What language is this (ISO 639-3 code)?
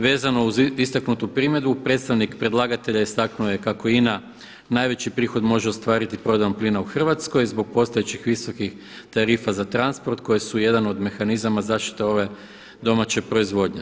hrv